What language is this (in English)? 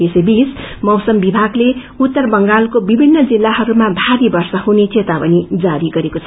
Nepali